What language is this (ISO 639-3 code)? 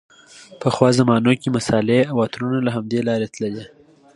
pus